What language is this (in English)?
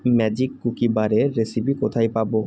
Bangla